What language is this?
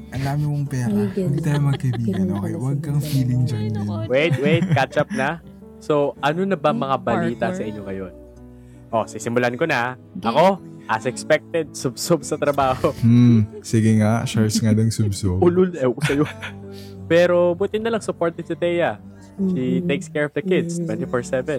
Filipino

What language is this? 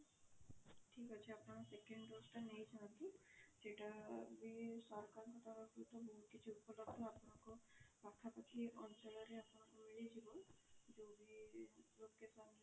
Odia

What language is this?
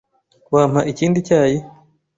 Kinyarwanda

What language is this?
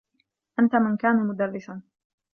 Arabic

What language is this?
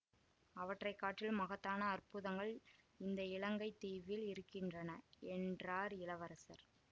Tamil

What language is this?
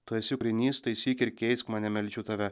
Lithuanian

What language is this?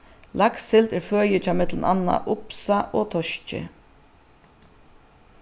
Faroese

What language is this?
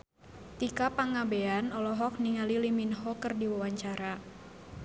Sundanese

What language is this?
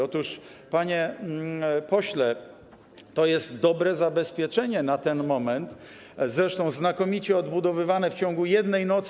Polish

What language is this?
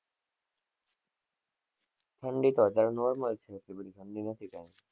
Gujarati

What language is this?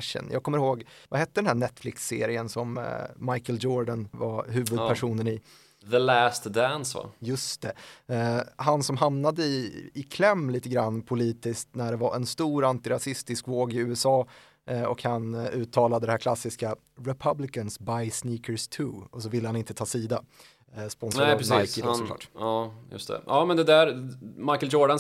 Swedish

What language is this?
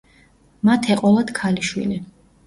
Georgian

